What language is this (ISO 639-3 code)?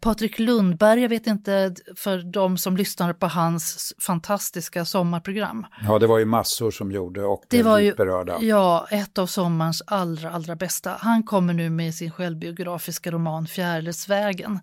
swe